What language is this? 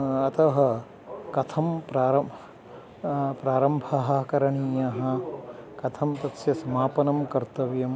Sanskrit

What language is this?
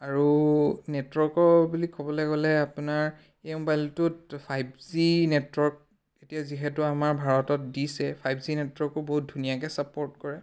Assamese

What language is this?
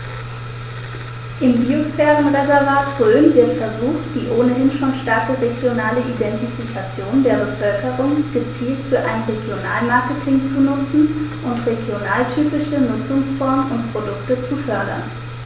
German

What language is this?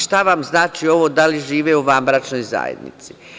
Serbian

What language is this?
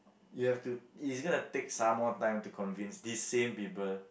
English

